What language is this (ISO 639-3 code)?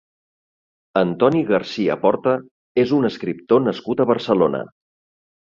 cat